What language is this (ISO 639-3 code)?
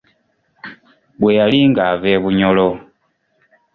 lug